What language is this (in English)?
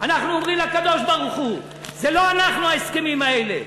Hebrew